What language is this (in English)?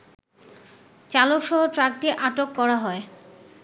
Bangla